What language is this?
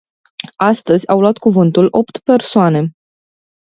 Romanian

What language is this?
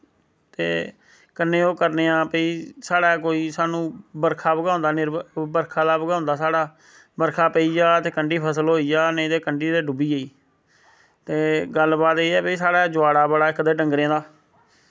Dogri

